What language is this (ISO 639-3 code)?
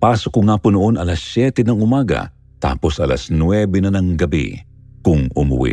fil